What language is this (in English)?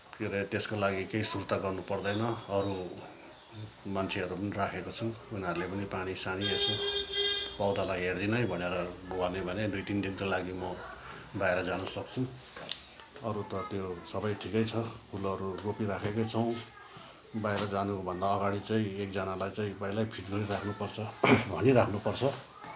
Nepali